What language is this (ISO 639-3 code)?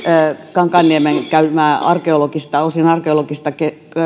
fin